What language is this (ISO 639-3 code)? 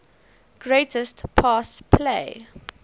eng